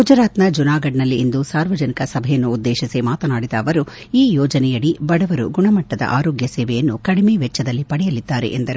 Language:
Kannada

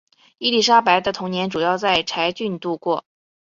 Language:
Chinese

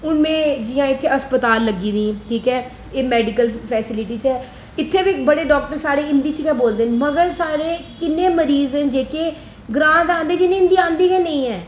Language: Dogri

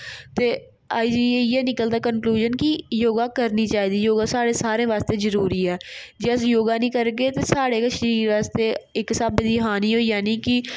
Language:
Dogri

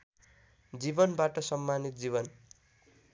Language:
Nepali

